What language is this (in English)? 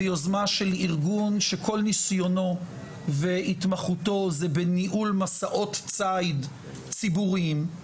Hebrew